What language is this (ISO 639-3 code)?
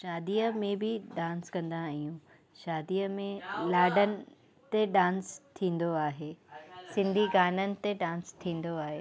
snd